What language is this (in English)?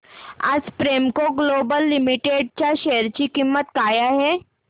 Marathi